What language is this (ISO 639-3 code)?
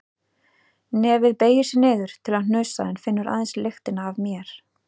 isl